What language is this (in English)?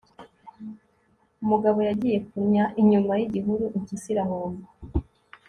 Kinyarwanda